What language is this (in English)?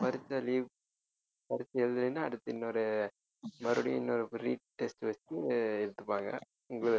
Tamil